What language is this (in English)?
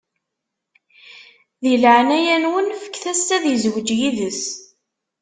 Kabyle